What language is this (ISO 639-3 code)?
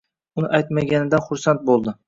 uzb